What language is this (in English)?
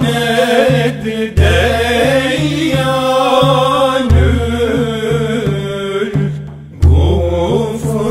Turkish